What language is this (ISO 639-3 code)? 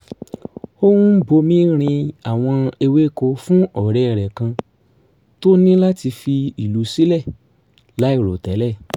yor